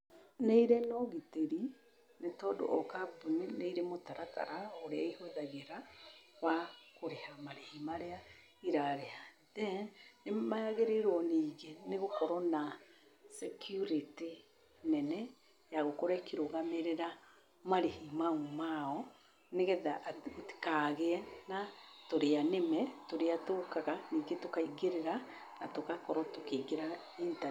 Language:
Kikuyu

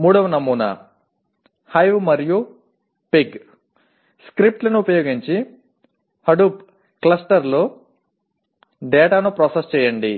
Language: Telugu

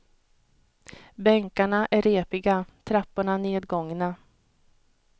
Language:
Swedish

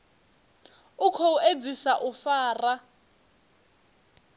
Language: Venda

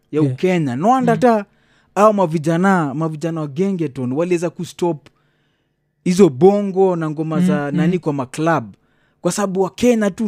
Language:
Swahili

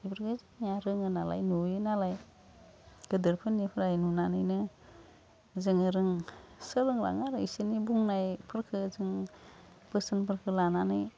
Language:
Bodo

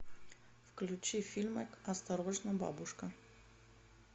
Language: Russian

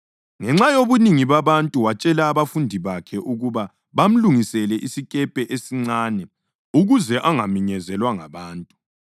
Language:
North Ndebele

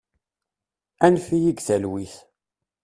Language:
Kabyle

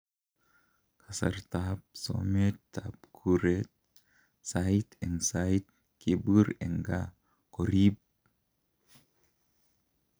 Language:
Kalenjin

